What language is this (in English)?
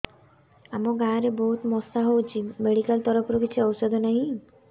Odia